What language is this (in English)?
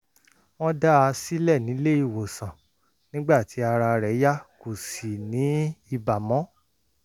Yoruba